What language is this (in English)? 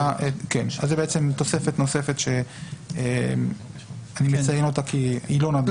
Hebrew